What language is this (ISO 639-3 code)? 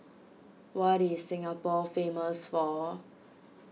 eng